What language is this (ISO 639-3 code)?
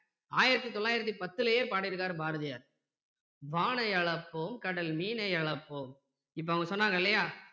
tam